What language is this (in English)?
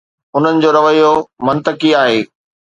Sindhi